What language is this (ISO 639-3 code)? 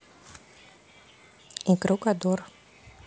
rus